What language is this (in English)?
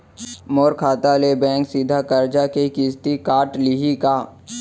Chhattisgarhi